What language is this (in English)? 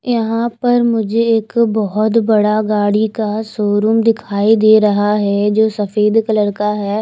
Hindi